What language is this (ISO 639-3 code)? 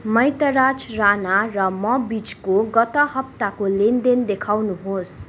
nep